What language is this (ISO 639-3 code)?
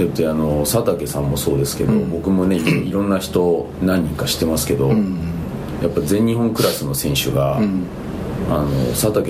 jpn